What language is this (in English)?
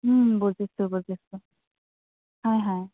Assamese